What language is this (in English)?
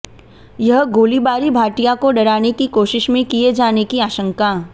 Hindi